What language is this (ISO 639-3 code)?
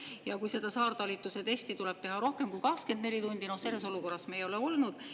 est